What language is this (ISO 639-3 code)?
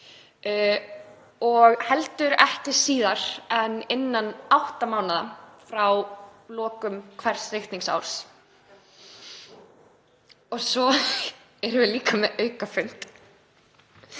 isl